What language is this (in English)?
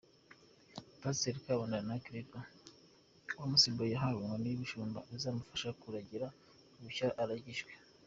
Kinyarwanda